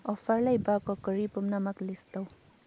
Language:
Manipuri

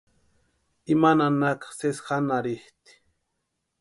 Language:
Western Highland Purepecha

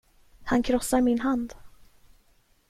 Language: Swedish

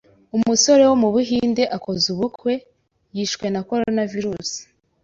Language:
Kinyarwanda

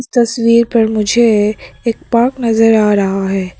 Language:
Hindi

